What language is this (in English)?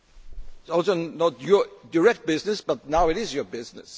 English